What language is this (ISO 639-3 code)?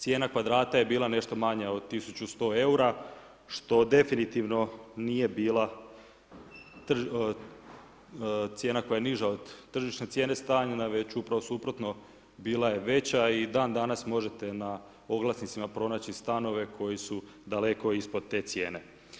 hrv